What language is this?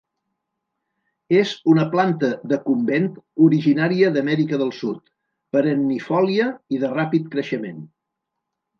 Catalan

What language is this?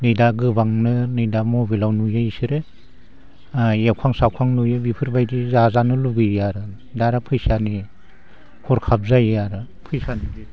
Bodo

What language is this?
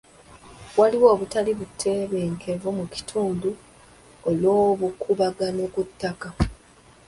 Ganda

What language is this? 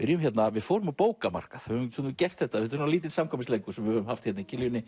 Icelandic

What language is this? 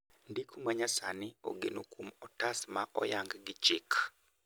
Luo (Kenya and Tanzania)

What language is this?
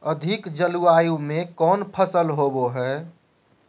Magahi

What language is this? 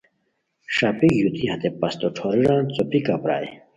Khowar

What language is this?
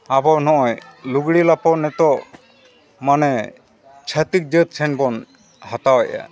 Santali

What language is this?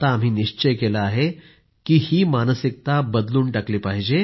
Marathi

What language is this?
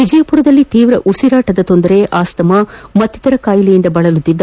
Kannada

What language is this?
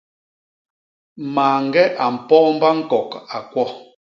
Basaa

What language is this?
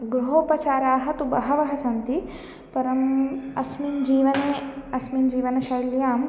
Sanskrit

